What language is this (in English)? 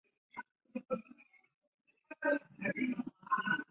Chinese